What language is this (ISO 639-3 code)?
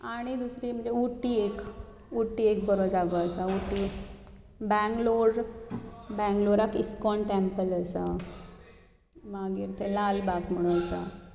kok